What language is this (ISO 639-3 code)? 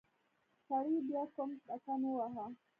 pus